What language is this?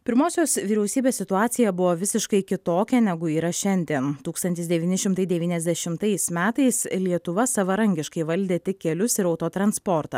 Lithuanian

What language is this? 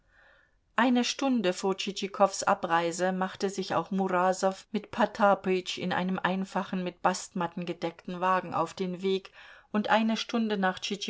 German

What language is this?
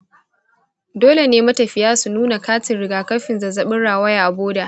Hausa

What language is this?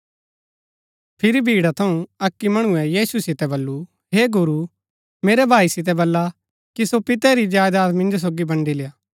Gaddi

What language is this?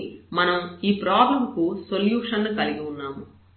Telugu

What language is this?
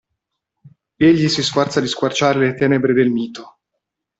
Italian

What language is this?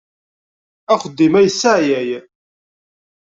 Kabyle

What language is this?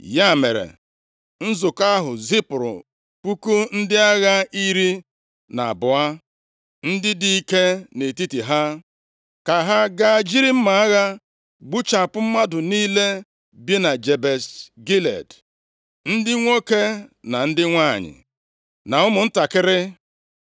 Igbo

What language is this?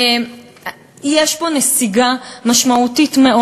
Hebrew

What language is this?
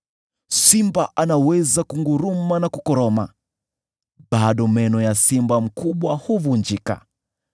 Swahili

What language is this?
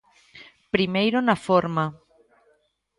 Galician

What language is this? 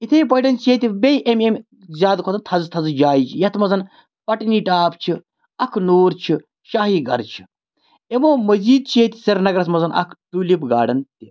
Kashmiri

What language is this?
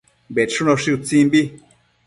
Matsés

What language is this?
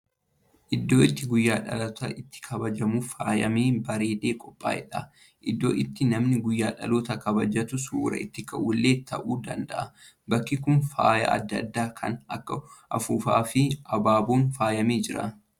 Oromo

